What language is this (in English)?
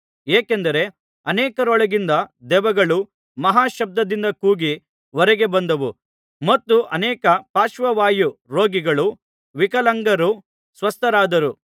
Kannada